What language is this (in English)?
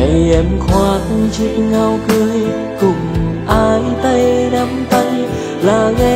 Vietnamese